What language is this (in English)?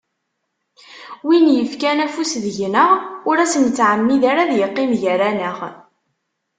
Kabyle